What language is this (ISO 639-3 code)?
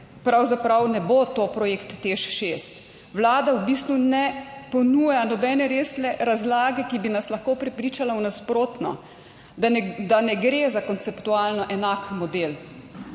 slv